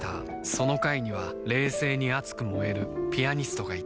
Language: Japanese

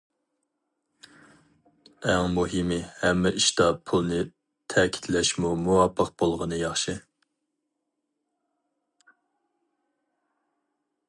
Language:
Uyghur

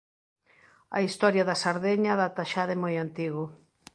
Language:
Galician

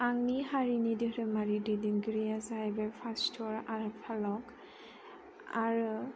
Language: Bodo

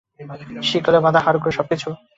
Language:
Bangla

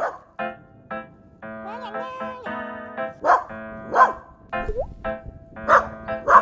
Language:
Dutch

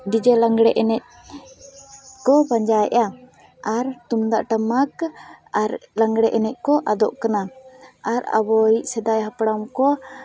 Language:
Santali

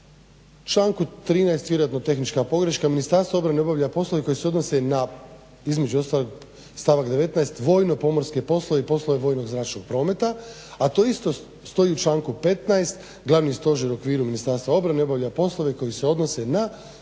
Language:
Croatian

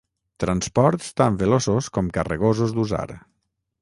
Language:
Catalan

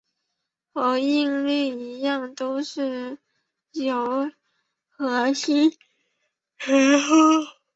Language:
Chinese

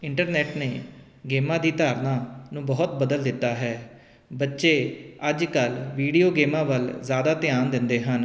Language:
Punjabi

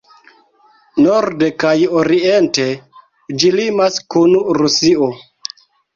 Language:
Esperanto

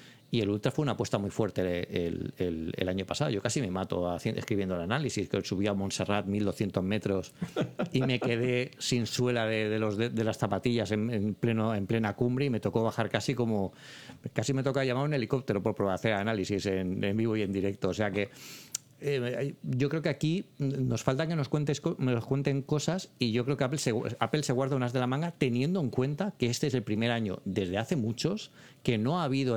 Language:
Spanish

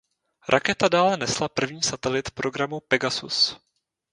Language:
Czech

